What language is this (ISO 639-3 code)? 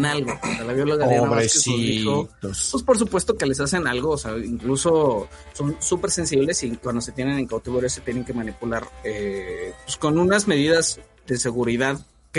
spa